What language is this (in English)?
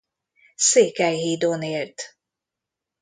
Hungarian